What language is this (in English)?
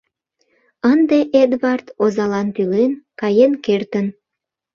Mari